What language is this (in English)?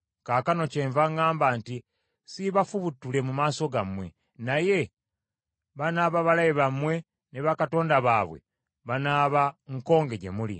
Ganda